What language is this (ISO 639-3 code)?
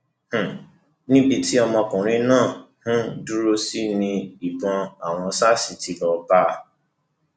yor